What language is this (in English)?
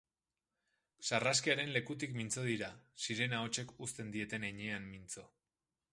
Basque